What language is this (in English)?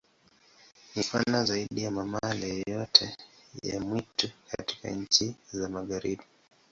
Swahili